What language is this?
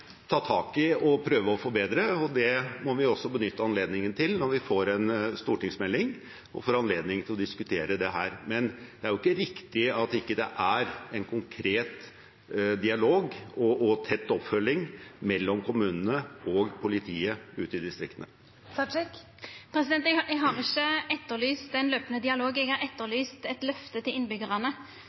Norwegian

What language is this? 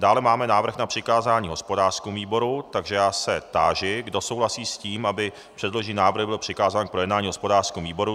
Czech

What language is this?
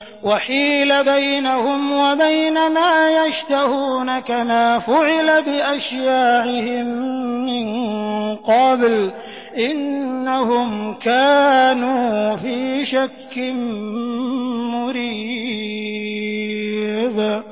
Arabic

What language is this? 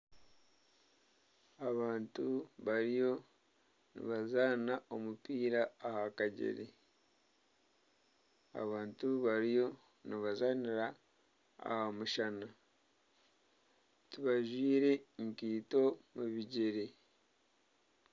Nyankole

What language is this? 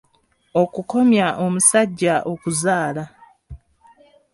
Ganda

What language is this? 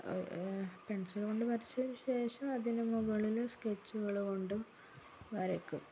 Malayalam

